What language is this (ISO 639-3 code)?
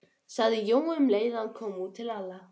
isl